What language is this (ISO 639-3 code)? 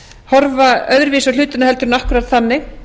isl